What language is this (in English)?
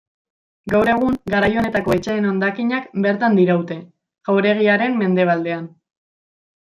Basque